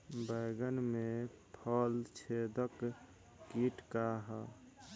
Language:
Bhojpuri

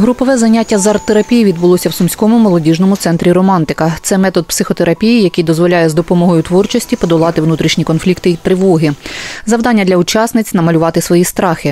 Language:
Ukrainian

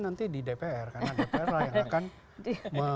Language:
Indonesian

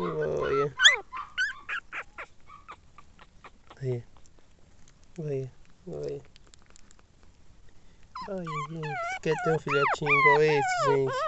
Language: Portuguese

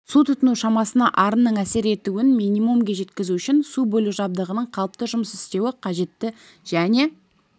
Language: Kazakh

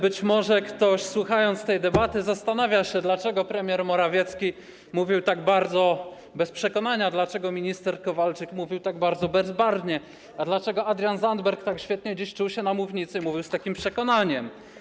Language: Polish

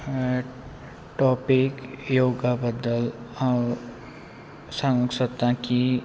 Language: Konkani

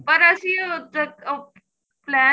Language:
Punjabi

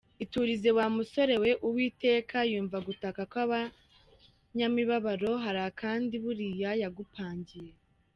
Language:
Kinyarwanda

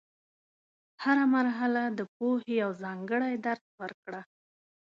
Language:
Pashto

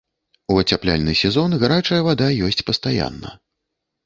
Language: Belarusian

